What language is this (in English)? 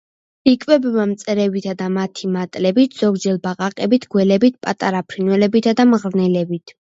Georgian